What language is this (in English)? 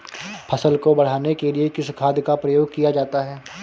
Hindi